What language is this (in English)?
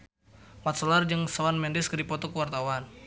Sundanese